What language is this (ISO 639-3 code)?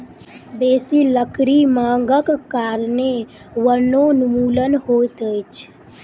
mai